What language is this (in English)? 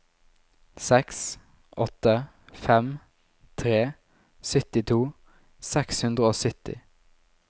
Norwegian